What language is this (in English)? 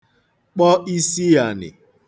Igbo